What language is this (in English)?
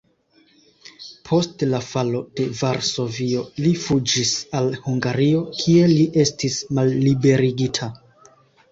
Esperanto